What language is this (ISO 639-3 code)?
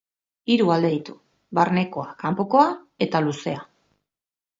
eus